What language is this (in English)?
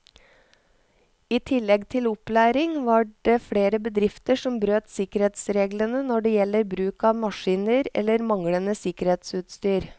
Norwegian